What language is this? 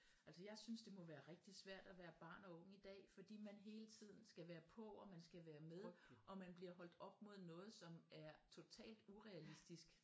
Danish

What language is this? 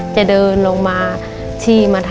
Thai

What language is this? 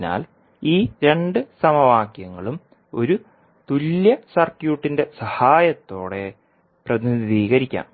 Malayalam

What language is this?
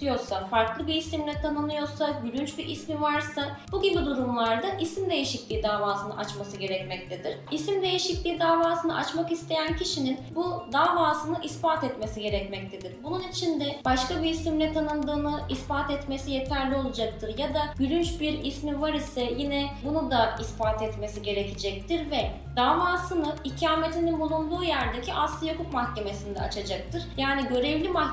Turkish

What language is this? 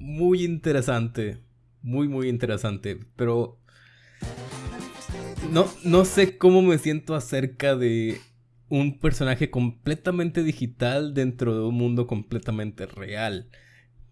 Spanish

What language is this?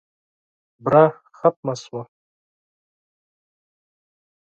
Pashto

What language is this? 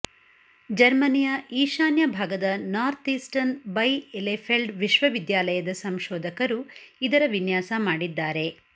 Kannada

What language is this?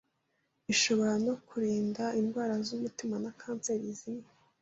Kinyarwanda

